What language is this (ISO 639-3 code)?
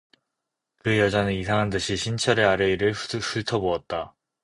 kor